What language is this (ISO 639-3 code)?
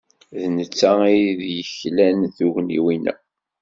kab